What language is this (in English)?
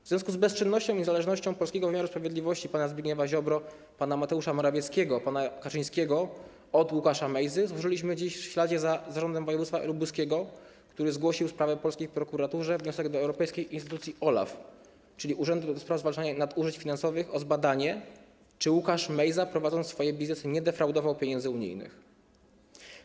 Polish